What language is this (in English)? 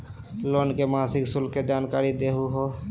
Magahi